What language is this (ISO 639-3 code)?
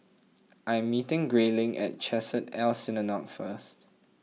eng